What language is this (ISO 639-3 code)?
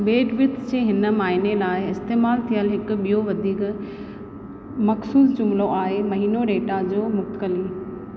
snd